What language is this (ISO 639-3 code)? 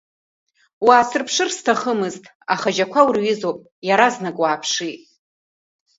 abk